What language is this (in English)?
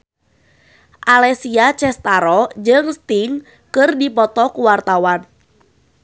Sundanese